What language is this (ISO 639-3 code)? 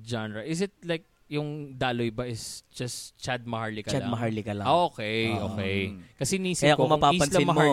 fil